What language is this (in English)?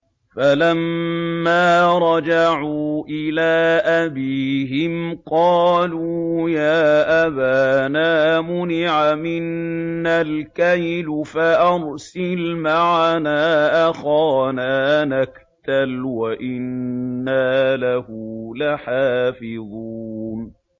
Arabic